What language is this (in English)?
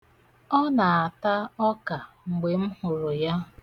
Igbo